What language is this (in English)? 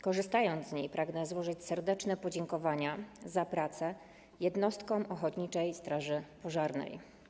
Polish